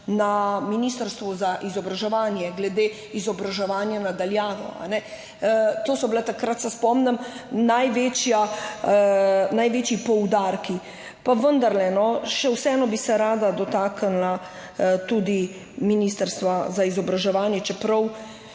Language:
Slovenian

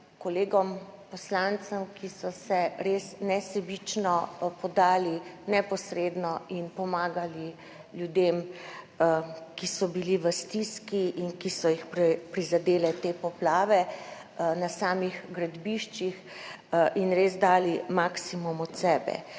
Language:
Slovenian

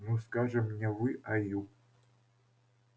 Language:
Russian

